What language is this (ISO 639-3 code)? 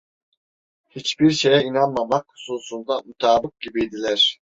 tur